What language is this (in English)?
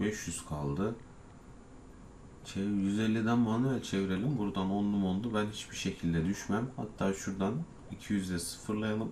Turkish